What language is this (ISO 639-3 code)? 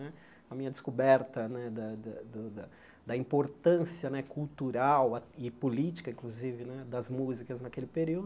por